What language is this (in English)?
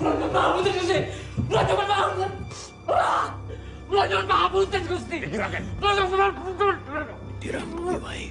Indonesian